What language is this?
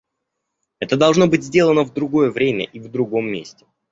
Russian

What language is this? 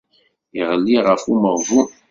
Kabyle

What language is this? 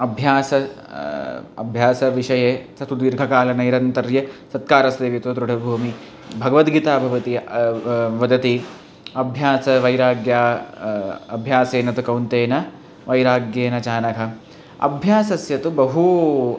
Sanskrit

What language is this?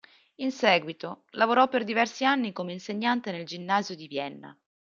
Italian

